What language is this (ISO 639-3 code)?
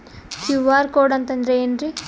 kan